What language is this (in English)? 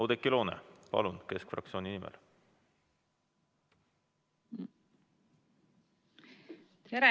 Estonian